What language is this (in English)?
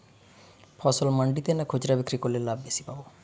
Bangla